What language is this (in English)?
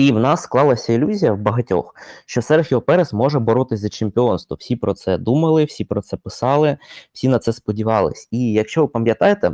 Ukrainian